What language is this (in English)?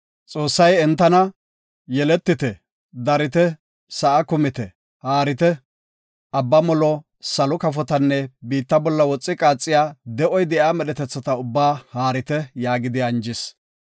Gofa